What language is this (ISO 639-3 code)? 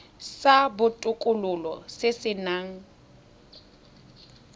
tsn